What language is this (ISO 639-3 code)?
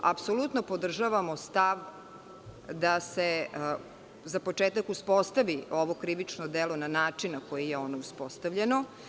srp